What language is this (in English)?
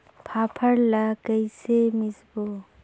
Chhattisgarhi